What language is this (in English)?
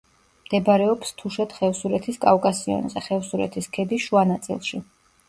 Georgian